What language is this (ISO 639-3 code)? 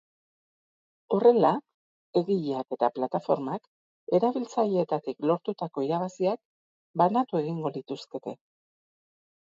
eus